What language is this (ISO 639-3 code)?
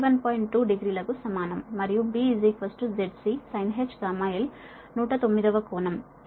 tel